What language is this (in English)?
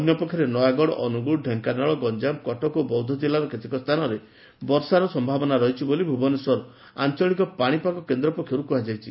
Odia